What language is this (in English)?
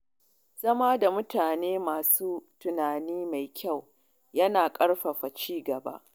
Hausa